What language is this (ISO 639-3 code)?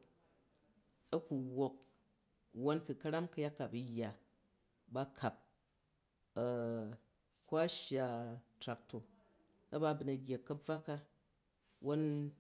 kaj